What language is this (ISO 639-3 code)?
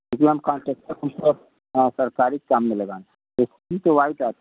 hin